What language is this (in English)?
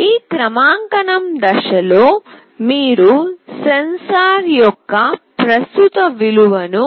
Telugu